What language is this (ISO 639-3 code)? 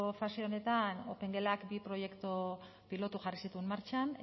eus